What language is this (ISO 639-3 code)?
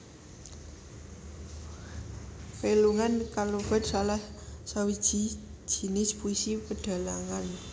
jav